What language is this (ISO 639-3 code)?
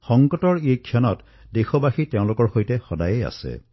asm